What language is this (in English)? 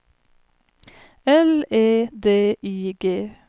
Swedish